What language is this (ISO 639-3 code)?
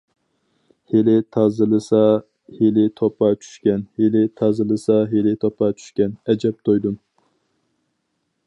uig